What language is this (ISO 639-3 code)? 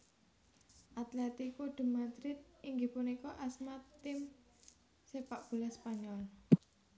jav